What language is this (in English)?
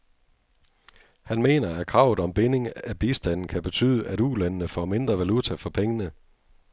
Danish